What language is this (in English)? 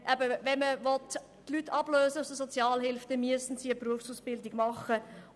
Swiss German